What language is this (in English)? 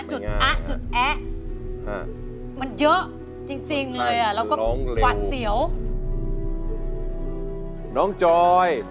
Thai